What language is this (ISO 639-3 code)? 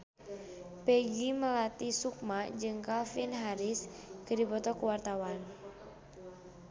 sun